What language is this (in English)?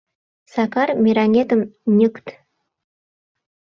Mari